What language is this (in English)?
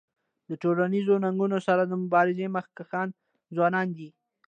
Pashto